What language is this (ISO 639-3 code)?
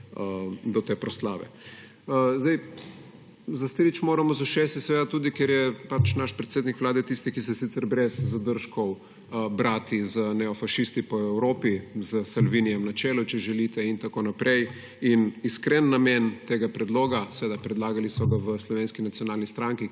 slv